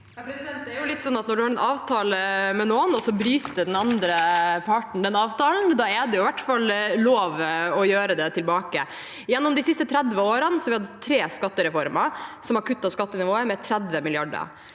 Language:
Norwegian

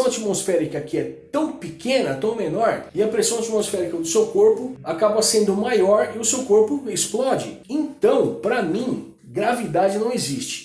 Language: Portuguese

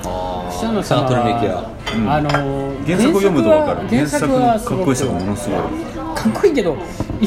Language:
Japanese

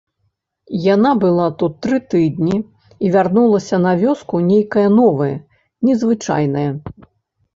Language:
Belarusian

